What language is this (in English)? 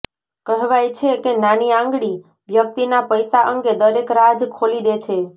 Gujarati